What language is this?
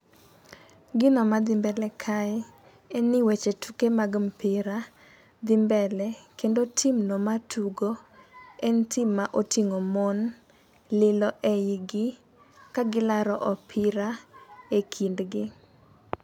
Luo (Kenya and Tanzania)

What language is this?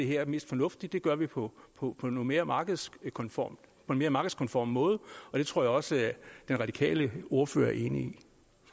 Danish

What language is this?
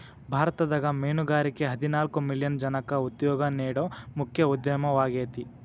Kannada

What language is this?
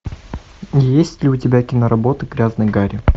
Russian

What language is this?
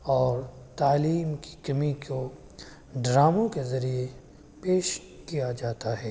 Urdu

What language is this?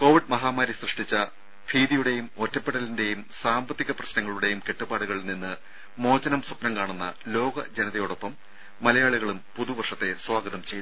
Malayalam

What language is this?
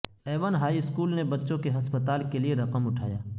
Urdu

